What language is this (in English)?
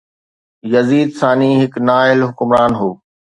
Sindhi